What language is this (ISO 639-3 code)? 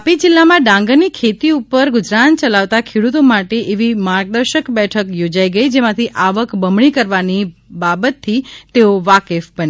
guj